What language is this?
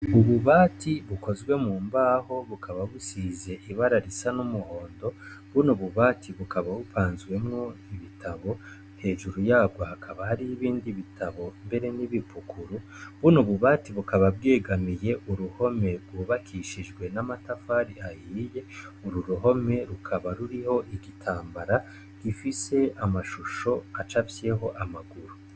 Rundi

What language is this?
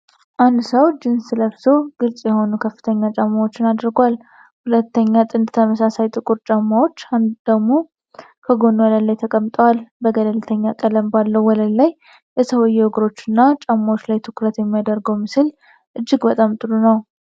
Amharic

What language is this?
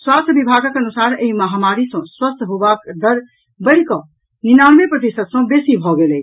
Maithili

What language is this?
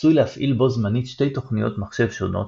Hebrew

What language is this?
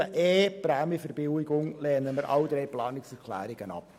Swiss German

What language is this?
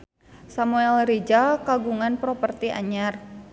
Sundanese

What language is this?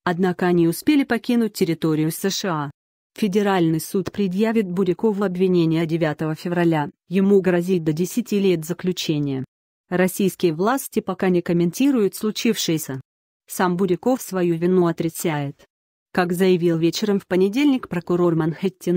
Russian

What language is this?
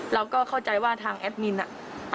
Thai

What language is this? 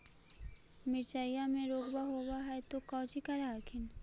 Magahi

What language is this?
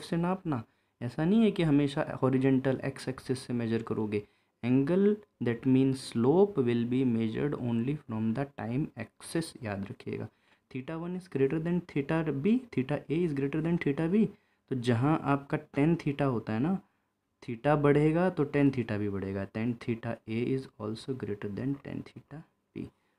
Hindi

